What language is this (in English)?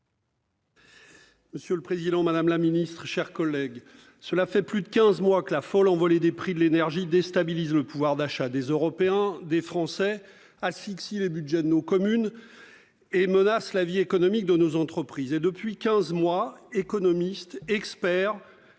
French